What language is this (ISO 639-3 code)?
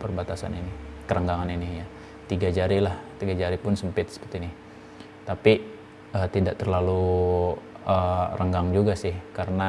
ind